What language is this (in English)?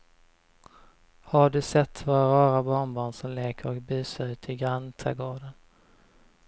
Swedish